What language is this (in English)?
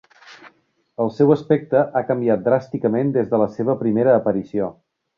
Catalan